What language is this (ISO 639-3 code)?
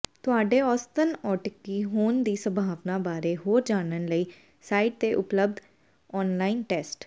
pan